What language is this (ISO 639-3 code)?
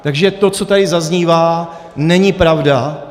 ces